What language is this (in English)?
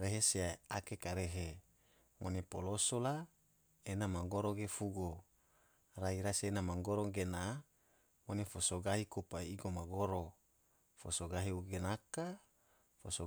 Tidore